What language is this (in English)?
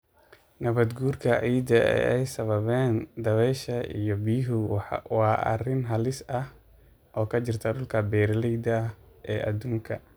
Somali